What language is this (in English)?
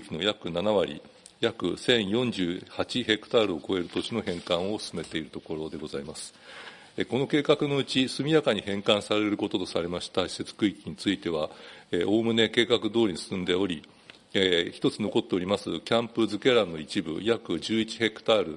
Japanese